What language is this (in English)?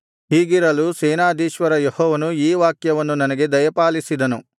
Kannada